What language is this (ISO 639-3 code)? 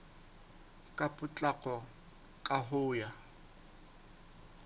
sot